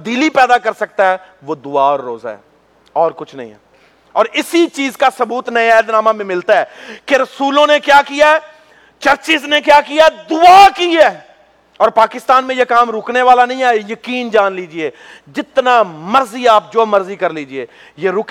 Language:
Urdu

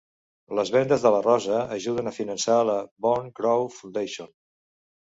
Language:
Catalan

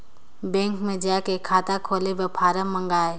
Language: Chhattisgarhi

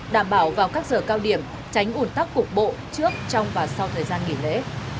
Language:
Vietnamese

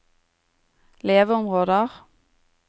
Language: Norwegian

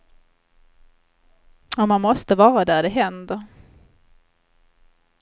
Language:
Swedish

